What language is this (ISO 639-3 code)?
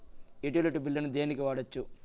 tel